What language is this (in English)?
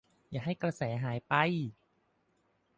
Thai